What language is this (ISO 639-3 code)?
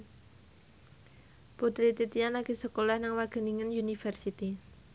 jav